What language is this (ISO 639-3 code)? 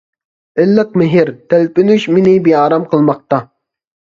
uig